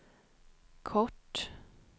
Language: Swedish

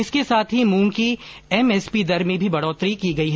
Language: Hindi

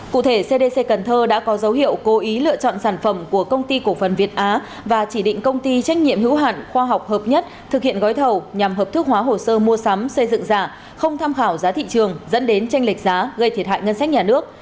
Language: Vietnamese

